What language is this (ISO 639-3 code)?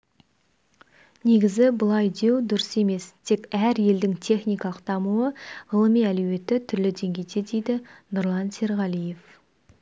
kaz